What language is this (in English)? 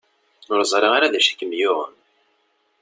Kabyle